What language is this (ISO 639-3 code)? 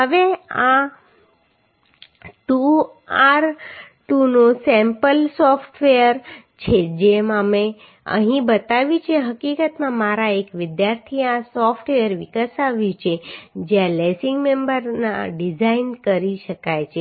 guj